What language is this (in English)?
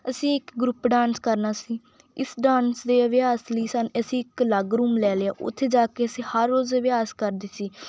Punjabi